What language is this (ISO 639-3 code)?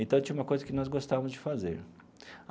por